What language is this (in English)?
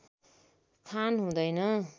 Nepali